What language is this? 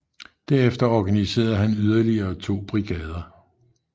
Danish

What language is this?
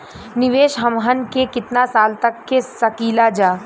Bhojpuri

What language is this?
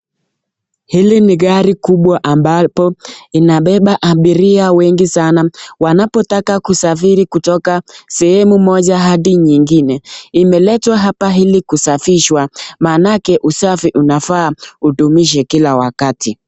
Swahili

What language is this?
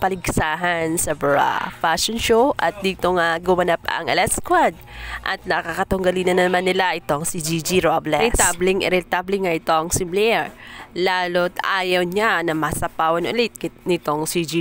Filipino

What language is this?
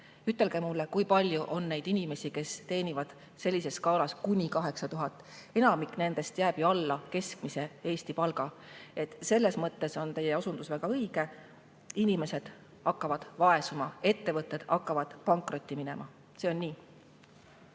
Estonian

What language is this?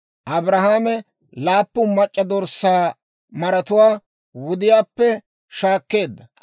Dawro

